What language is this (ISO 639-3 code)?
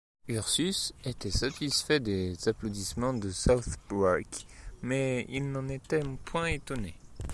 fra